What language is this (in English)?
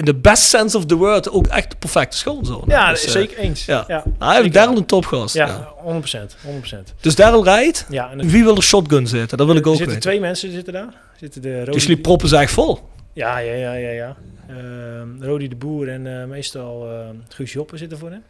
Dutch